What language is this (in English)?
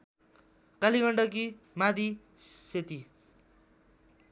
Nepali